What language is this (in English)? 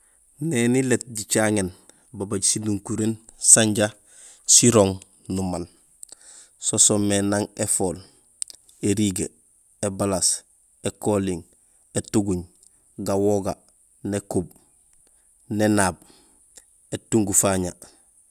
Gusilay